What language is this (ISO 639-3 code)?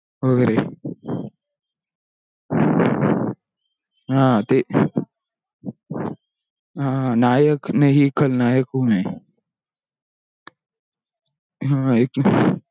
mar